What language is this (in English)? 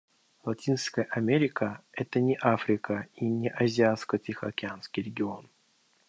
Russian